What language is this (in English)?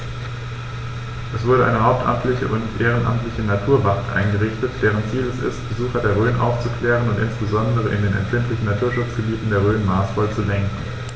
German